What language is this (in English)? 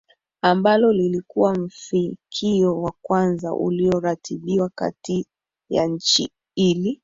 Swahili